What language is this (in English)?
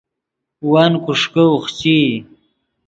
Yidgha